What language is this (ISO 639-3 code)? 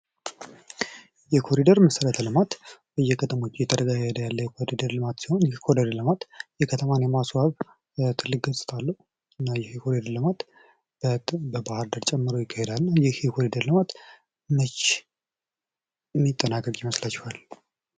amh